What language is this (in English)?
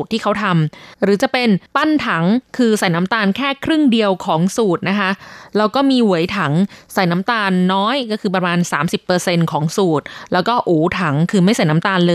Thai